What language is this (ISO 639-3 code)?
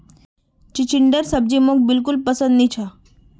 mag